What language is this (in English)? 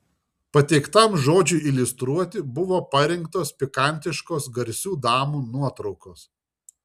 Lithuanian